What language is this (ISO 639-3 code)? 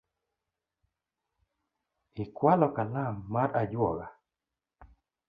luo